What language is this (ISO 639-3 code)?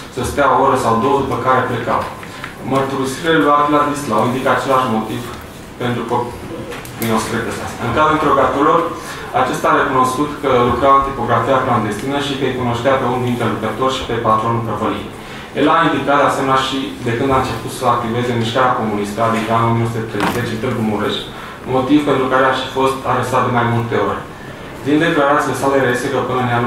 ron